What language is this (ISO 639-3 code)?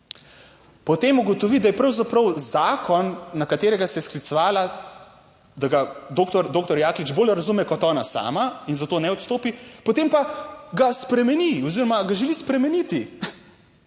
slv